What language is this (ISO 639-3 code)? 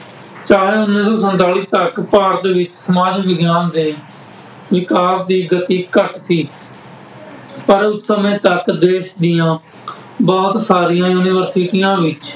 pan